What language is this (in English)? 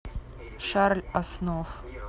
Russian